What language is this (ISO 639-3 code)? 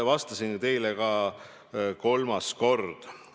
est